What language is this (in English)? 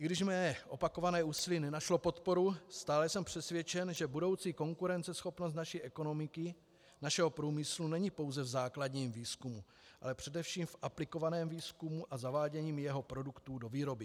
Czech